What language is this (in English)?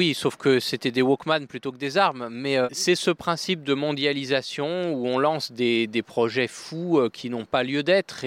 French